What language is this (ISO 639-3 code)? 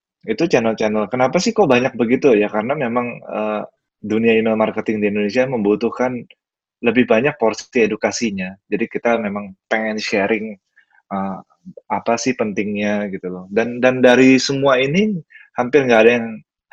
ind